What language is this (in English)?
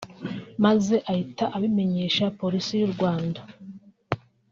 Kinyarwanda